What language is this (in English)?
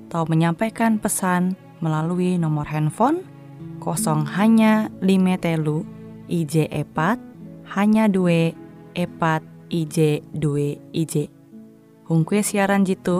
Indonesian